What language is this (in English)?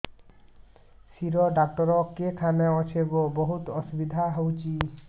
Odia